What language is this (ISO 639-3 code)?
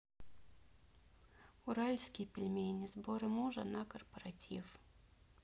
rus